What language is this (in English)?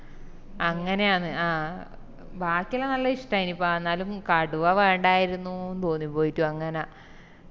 Malayalam